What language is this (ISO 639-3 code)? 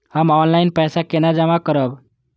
mai